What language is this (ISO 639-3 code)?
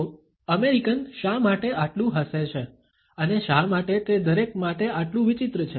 guj